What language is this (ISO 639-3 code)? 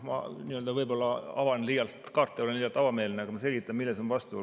est